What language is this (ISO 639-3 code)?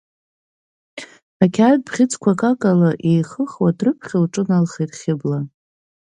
abk